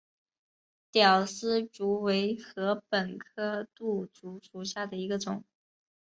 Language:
Chinese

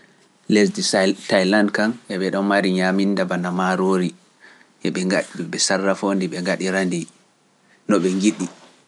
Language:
Pular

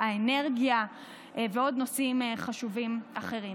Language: Hebrew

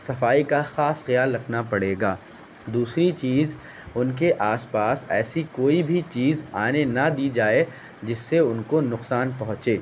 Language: Urdu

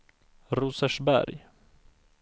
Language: Swedish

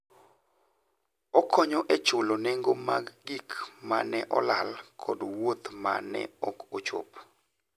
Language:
Luo (Kenya and Tanzania)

